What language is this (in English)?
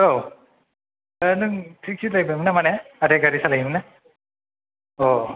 Bodo